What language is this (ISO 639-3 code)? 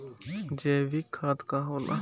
bho